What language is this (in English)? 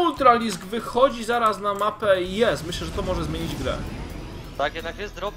Polish